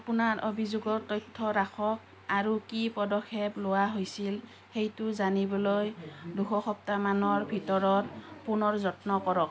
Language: Assamese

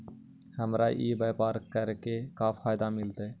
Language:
Magahi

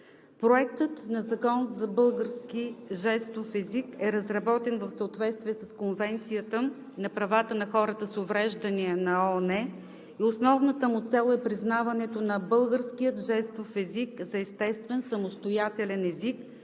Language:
Bulgarian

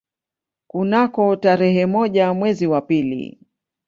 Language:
Swahili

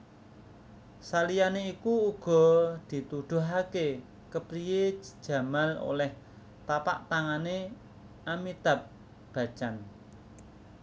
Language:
Javanese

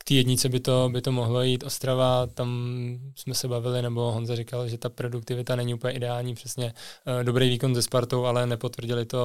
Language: Czech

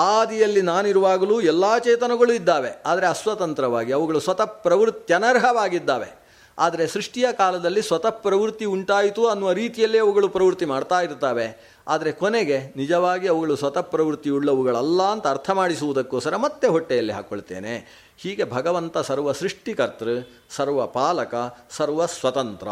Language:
Kannada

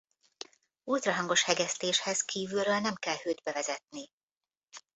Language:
Hungarian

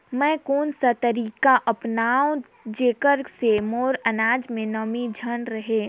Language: Chhattisgarhi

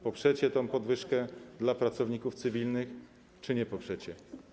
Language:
Polish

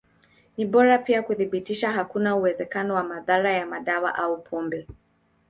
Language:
Swahili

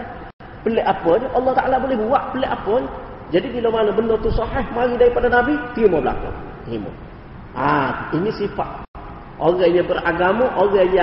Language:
Malay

